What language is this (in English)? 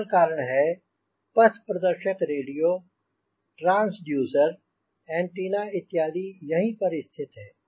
Hindi